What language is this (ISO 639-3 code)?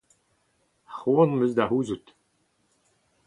bre